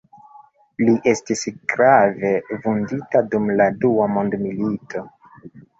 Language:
Esperanto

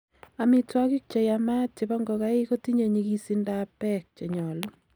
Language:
Kalenjin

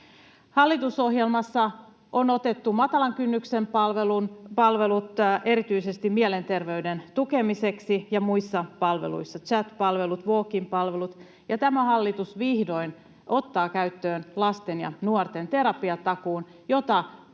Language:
Finnish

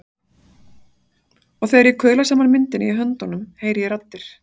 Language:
Icelandic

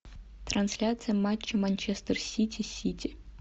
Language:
Russian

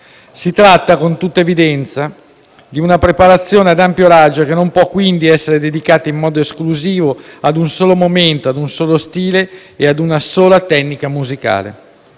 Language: Italian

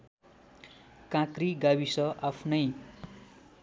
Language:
Nepali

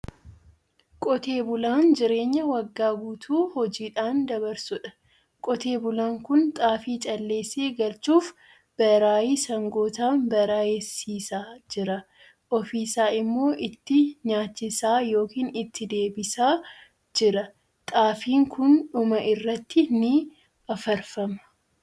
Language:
Oromo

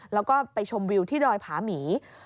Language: Thai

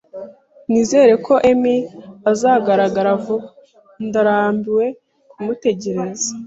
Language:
Kinyarwanda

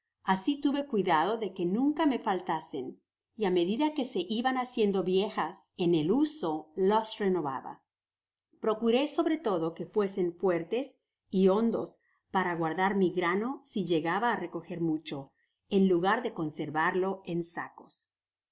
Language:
Spanish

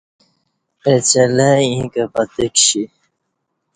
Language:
Kati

